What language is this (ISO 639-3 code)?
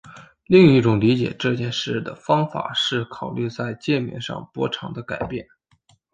zho